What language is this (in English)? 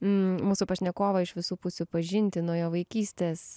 Lithuanian